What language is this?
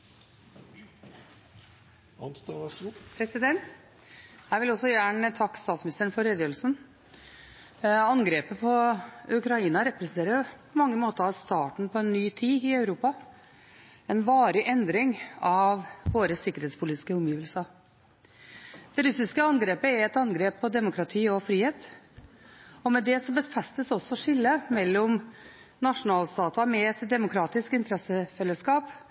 Norwegian Bokmål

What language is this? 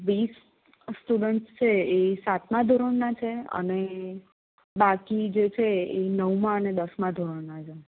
Gujarati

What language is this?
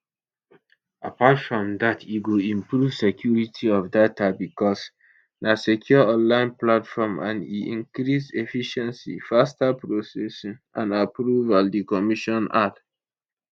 Nigerian Pidgin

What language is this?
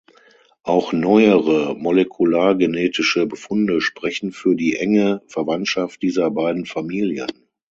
German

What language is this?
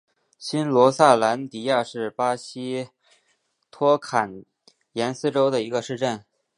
Chinese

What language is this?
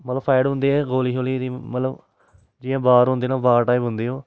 Dogri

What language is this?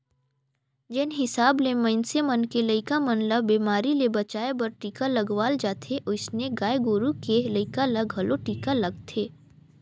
Chhattisgarhi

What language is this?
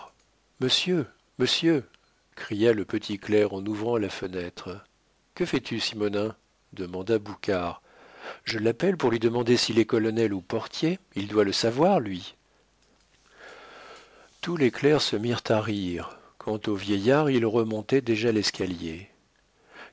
French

